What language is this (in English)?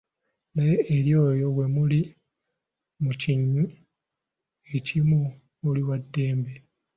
Ganda